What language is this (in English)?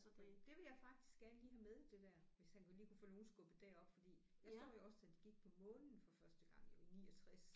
Danish